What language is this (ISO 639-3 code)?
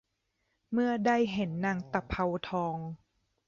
tha